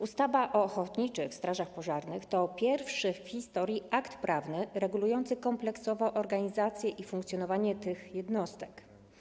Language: Polish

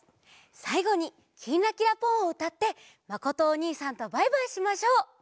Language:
Japanese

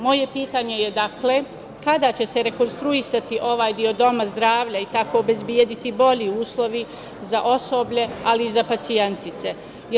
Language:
Serbian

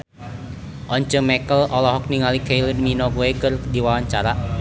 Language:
Sundanese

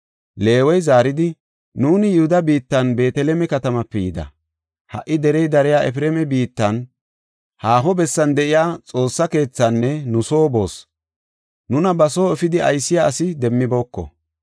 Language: Gofa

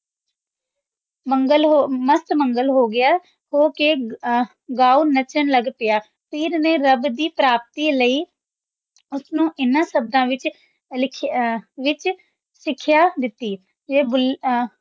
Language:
Punjabi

